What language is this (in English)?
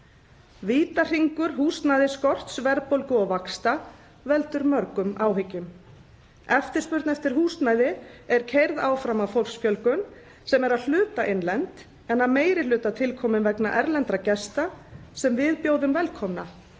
Icelandic